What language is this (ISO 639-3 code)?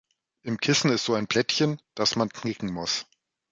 deu